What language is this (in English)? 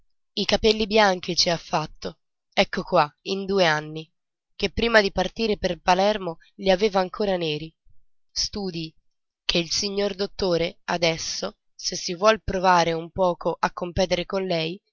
Italian